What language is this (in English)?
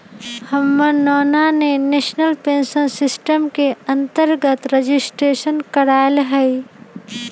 Magahi